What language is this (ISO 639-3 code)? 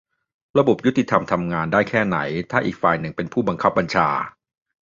tha